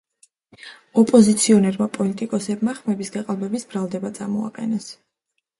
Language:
Georgian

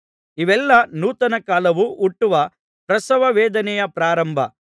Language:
Kannada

